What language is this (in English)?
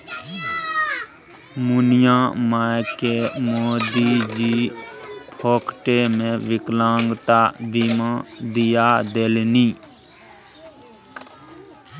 Maithili